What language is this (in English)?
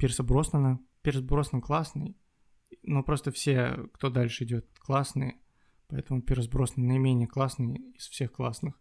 Russian